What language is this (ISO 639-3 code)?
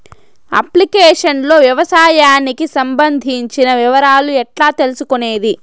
tel